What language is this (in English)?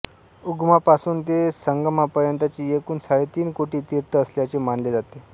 Marathi